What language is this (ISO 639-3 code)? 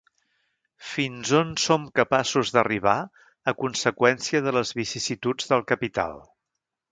cat